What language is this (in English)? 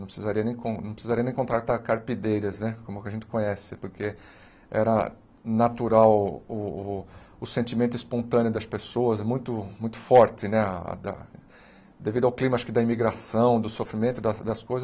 Portuguese